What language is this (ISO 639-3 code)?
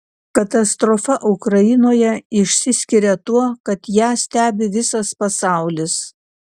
lit